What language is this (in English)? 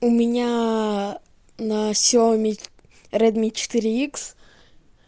Russian